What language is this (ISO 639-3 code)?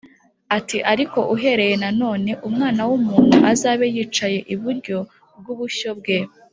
kin